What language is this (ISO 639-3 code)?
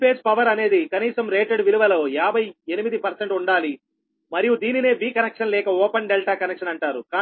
tel